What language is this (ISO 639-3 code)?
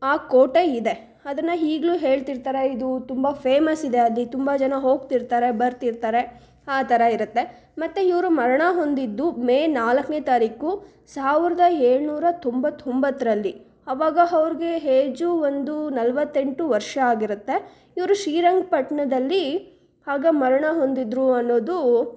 kan